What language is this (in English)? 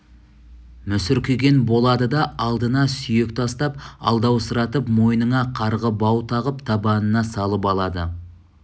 Kazakh